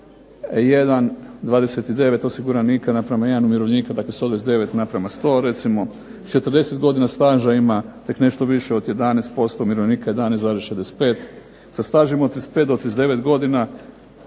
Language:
Croatian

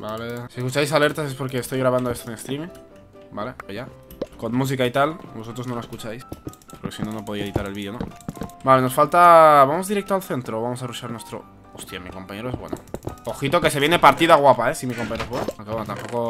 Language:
Spanish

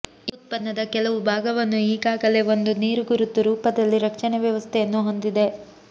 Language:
Kannada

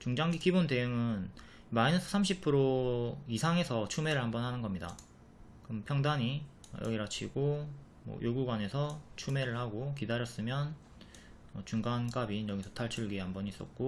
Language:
Korean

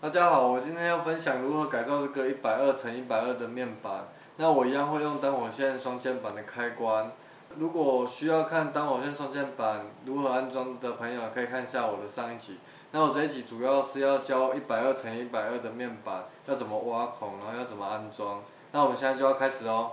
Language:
Chinese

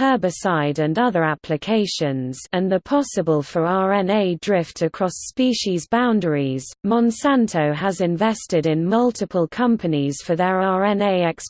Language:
English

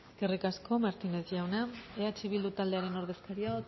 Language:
Basque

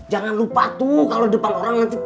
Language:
Indonesian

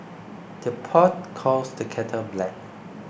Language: English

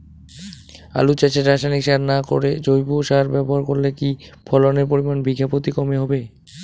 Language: Bangla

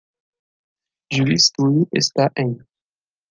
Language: Portuguese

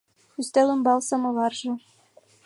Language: Mari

